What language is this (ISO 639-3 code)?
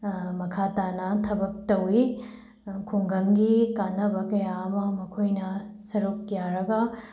mni